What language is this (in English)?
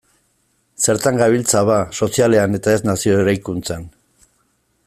Basque